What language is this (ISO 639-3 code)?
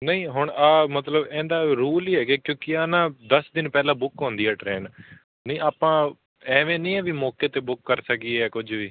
pan